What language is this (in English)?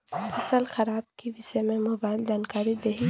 Bhojpuri